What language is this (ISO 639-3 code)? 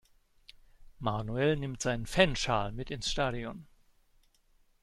deu